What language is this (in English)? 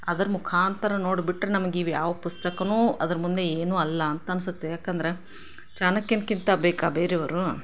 Kannada